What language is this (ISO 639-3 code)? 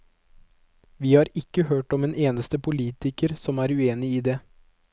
nor